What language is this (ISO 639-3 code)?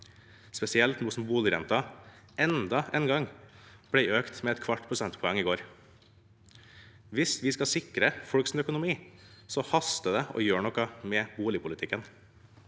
nor